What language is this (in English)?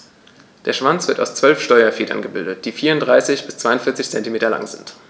German